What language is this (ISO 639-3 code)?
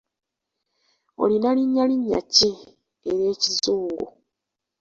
lug